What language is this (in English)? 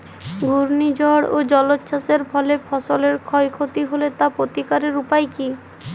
Bangla